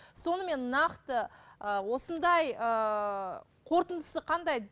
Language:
Kazakh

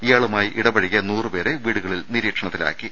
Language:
Malayalam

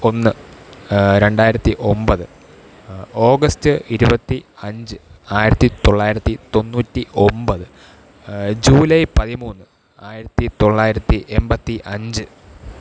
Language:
Malayalam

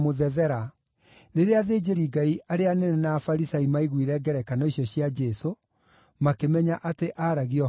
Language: Kikuyu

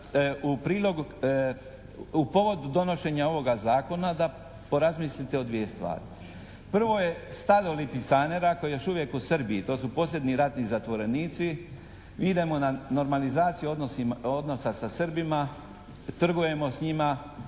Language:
Croatian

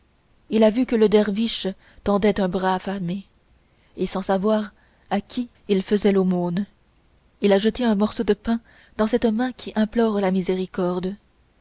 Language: French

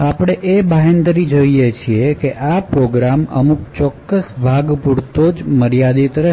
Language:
Gujarati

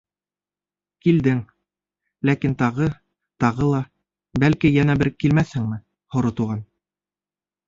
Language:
Bashkir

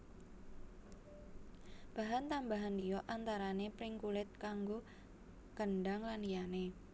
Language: Javanese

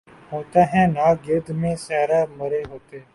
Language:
Urdu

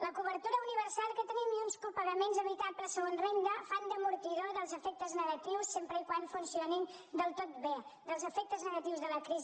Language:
Catalan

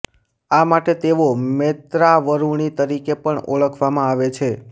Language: Gujarati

